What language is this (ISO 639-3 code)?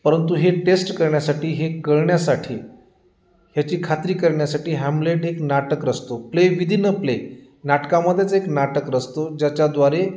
mar